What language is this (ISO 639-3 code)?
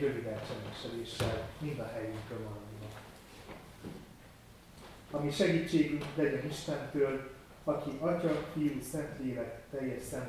hun